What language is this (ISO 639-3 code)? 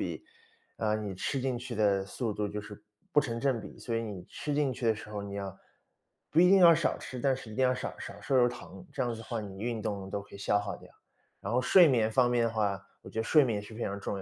zho